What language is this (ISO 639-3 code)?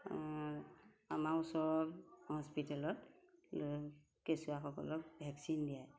asm